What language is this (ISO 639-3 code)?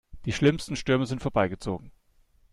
deu